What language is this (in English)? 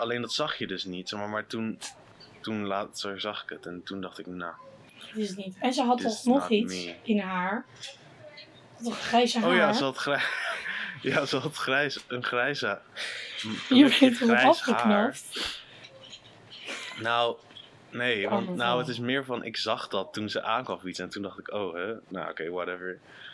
Dutch